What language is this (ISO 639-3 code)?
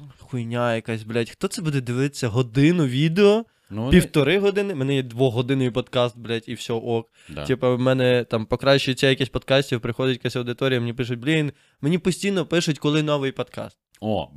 ukr